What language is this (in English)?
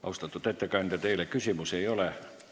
Estonian